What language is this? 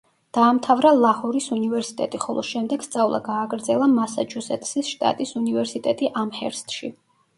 Georgian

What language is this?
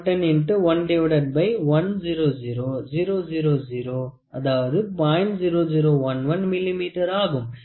Tamil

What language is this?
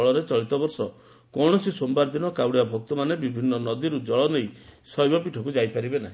Odia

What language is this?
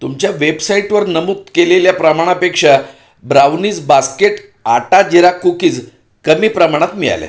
Marathi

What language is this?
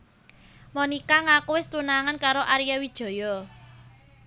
Javanese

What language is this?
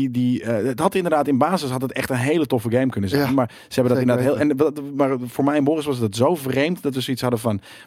Dutch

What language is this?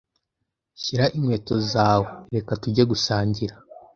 Kinyarwanda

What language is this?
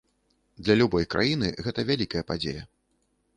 Belarusian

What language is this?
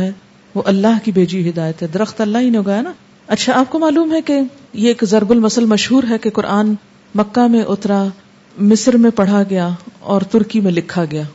Urdu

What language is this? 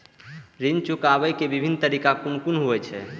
Maithili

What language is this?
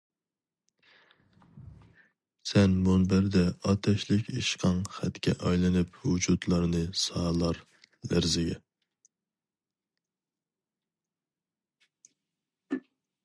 Uyghur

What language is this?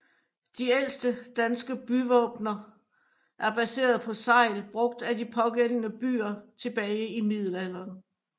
Danish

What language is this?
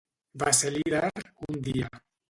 Catalan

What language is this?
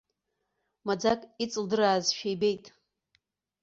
Abkhazian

